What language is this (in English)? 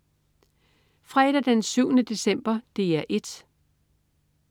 Danish